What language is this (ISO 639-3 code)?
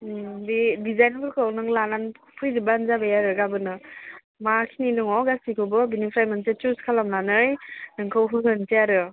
brx